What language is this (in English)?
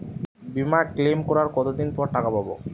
Bangla